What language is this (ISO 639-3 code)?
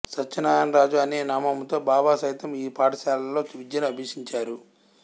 tel